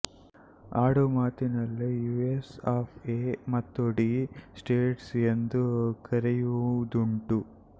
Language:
Kannada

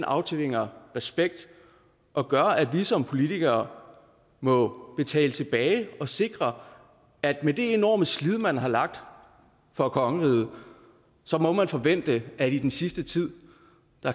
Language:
Danish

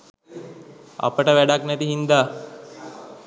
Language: Sinhala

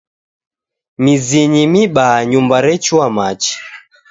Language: Taita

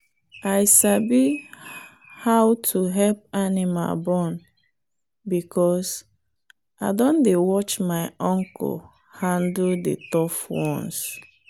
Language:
Nigerian Pidgin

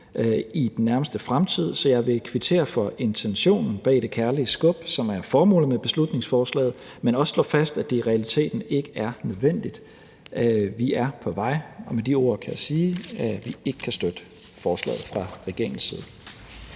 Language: Danish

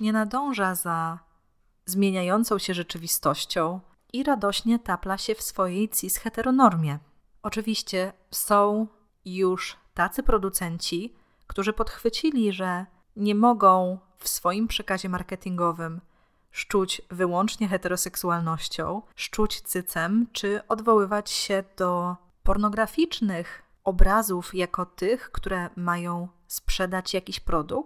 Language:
Polish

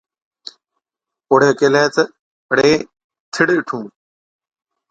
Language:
Od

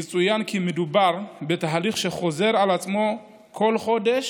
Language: Hebrew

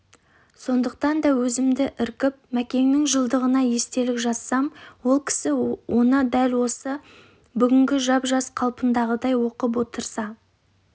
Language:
Kazakh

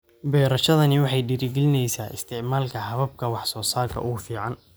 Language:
Somali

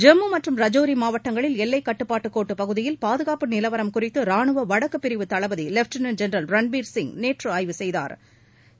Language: Tamil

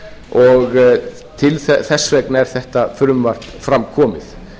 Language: Icelandic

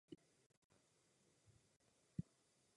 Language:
Czech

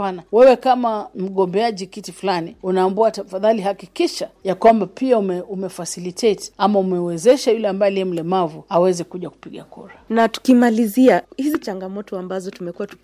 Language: Swahili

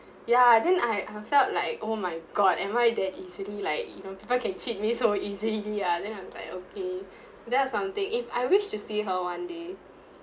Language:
English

